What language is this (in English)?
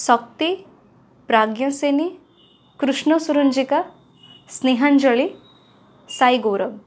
Odia